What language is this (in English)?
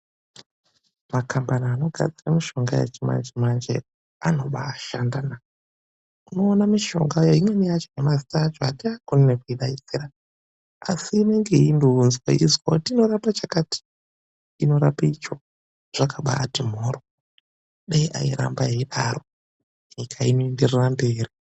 Ndau